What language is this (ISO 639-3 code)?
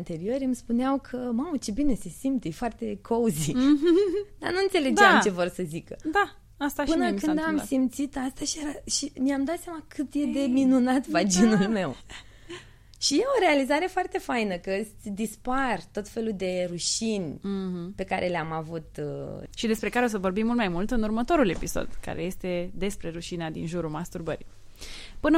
ron